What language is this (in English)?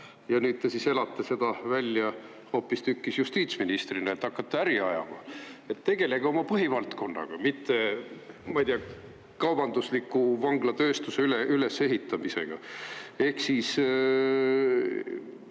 Estonian